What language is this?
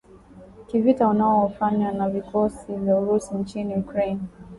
Swahili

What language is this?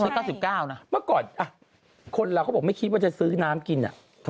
Thai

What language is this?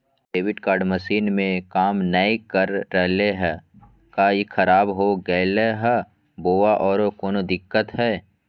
Magahi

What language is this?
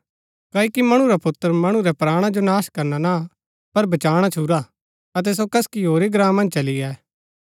Gaddi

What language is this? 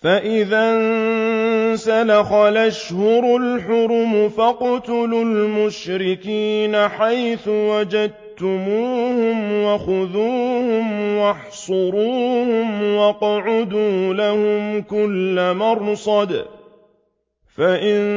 Arabic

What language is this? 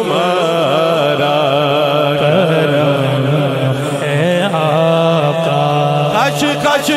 Arabic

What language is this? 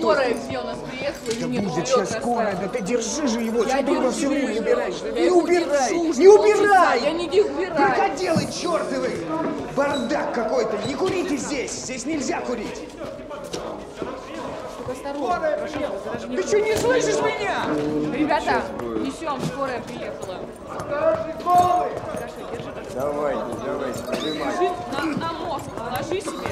Russian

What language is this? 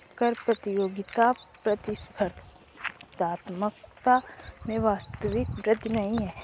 Hindi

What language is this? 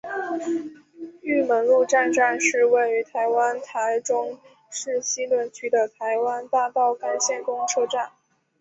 Chinese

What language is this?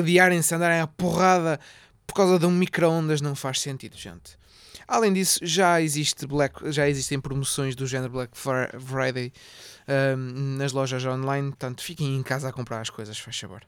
Portuguese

